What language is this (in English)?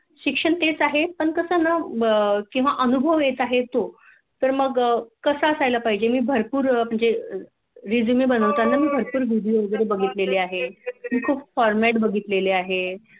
Marathi